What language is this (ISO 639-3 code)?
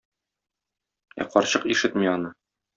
tat